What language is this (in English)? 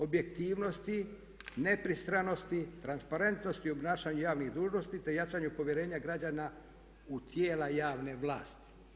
Croatian